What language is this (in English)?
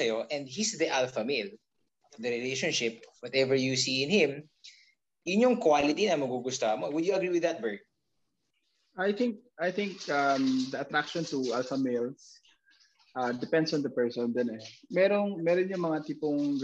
Filipino